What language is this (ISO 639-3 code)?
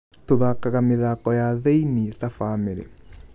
kik